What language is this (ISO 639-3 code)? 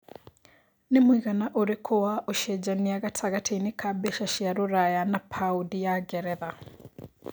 kik